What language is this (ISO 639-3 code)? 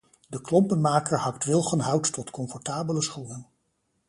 nld